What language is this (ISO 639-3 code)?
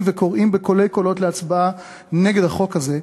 heb